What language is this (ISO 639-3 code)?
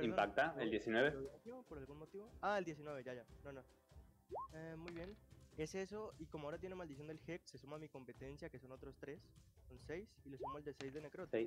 spa